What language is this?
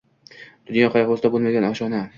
Uzbek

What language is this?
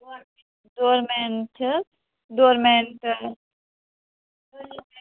Kashmiri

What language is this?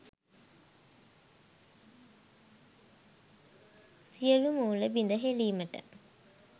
Sinhala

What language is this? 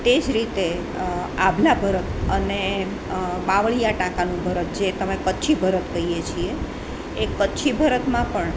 Gujarati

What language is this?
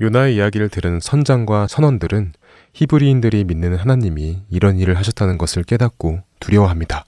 Korean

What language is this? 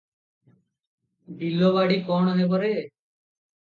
Odia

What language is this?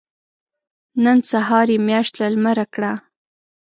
Pashto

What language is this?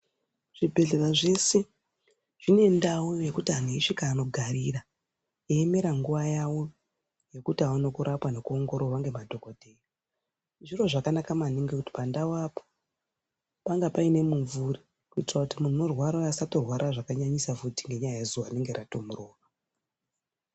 Ndau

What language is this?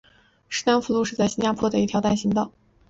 Chinese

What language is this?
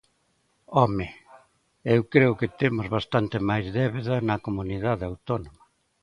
Galician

